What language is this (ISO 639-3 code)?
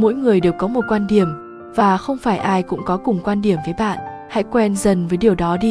vie